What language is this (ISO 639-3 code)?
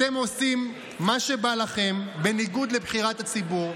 heb